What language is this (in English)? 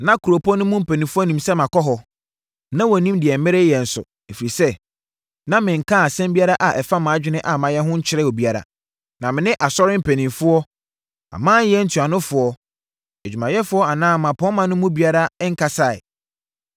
Akan